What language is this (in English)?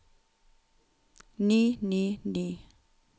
Norwegian